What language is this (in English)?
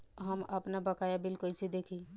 Bhojpuri